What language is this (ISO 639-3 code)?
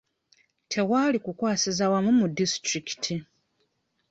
lug